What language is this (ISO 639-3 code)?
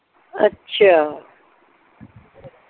pan